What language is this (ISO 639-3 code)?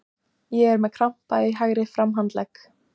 isl